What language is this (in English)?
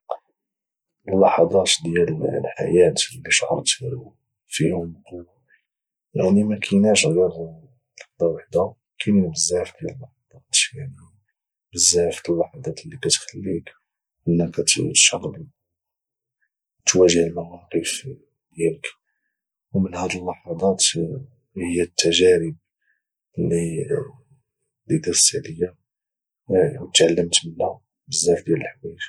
Moroccan Arabic